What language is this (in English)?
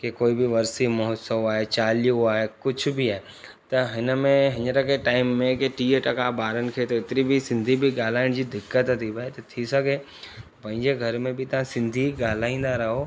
Sindhi